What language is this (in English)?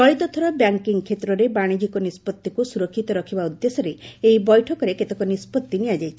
Odia